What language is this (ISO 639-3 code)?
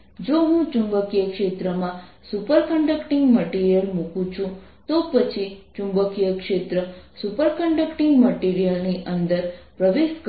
guj